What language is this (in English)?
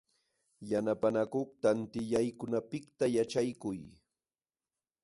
Jauja Wanca Quechua